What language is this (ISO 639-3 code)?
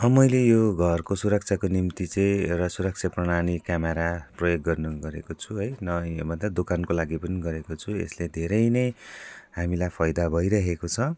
nep